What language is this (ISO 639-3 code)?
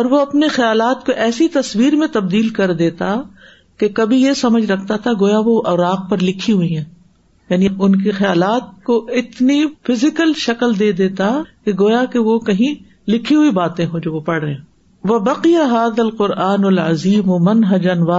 urd